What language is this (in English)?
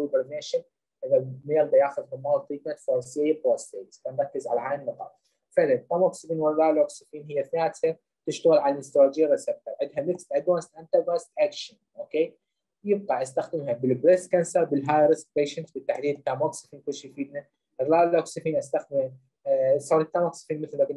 Arabic